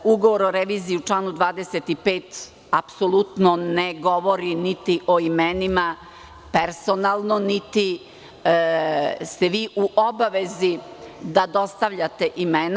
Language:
Serbian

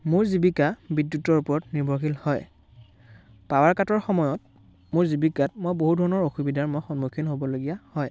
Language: Assamese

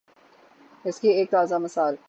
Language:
Urdu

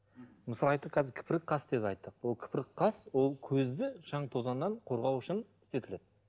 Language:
Kazakh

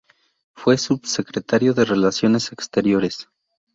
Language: Spanish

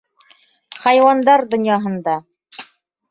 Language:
Bashkir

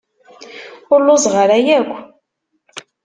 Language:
Kabyle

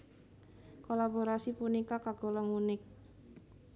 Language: Javanese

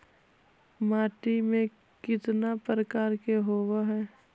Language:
Magahi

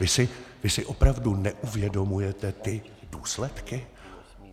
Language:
Czech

